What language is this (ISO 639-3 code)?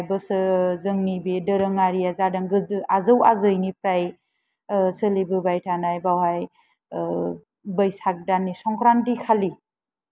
brx